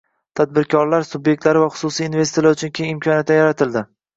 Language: Uzbek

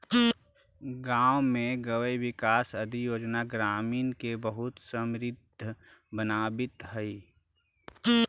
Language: Magahi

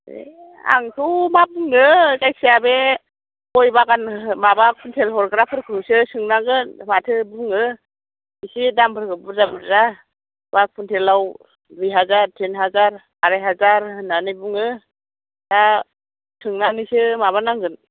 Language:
Bodo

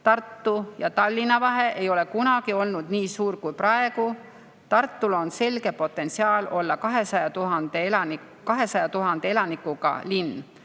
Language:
Estonian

